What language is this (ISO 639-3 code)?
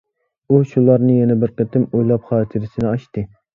uig